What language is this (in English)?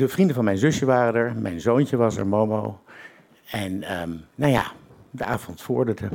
Dutch